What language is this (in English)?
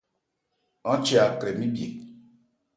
Ebrié